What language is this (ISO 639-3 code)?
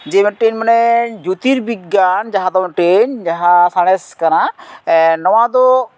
sat